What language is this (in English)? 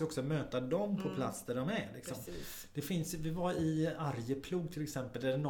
Swedish